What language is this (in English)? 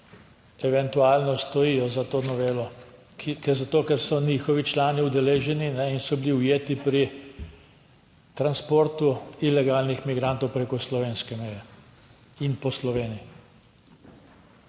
Slovenian